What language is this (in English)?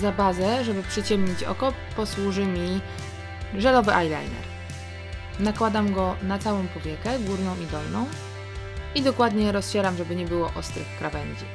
Polish